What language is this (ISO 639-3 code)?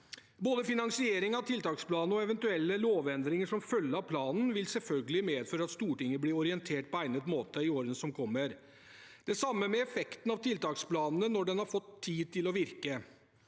nor